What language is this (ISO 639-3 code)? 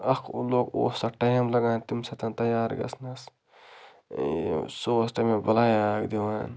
kas